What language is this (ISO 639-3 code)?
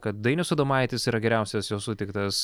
lit